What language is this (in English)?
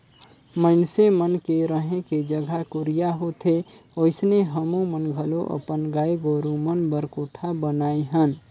Chhattisgarhi